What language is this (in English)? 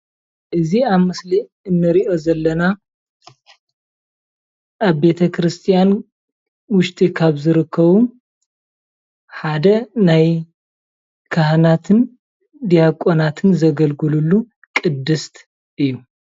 Tigrinya